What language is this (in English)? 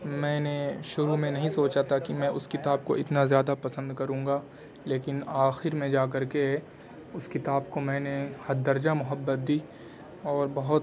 Urdu